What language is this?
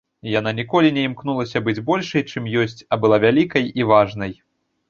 Belarusian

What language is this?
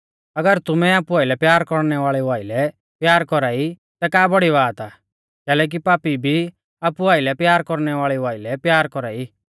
Mahasu Pahari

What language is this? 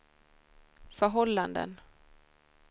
Swedish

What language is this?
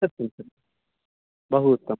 Sanskrit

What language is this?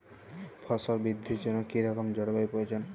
Bangla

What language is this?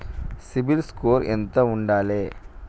Telugu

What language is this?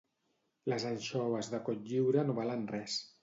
Catalan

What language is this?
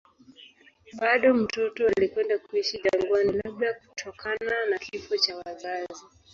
Swahili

